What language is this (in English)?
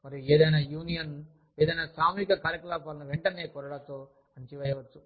Telugu